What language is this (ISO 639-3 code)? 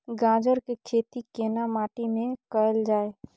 mai